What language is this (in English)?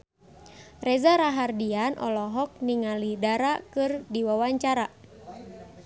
Sundanese